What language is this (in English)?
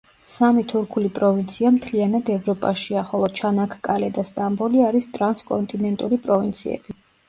Georgian